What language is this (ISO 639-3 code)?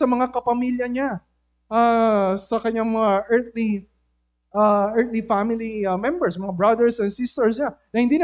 fil